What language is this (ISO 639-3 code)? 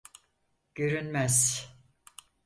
tur